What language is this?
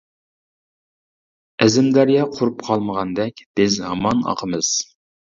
Uyghur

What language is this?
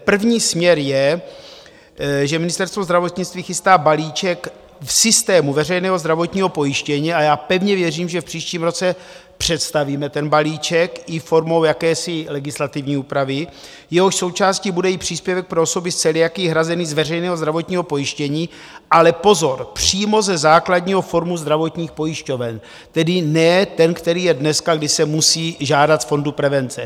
Czech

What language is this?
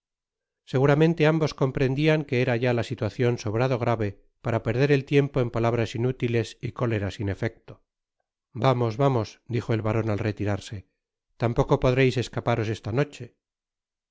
Spanish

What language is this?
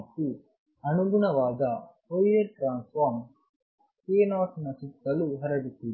Kannada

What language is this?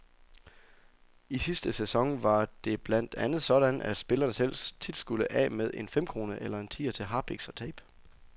Danish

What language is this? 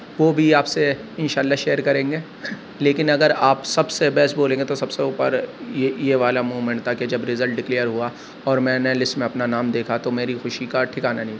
Urdu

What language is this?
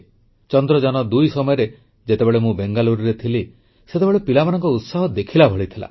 Odia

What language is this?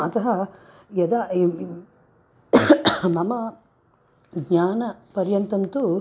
Sanskrit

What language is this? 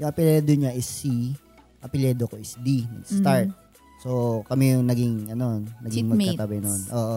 Filipino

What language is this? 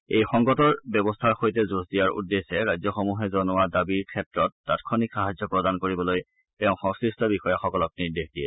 Assamese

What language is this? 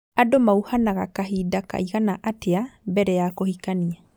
Kikuyu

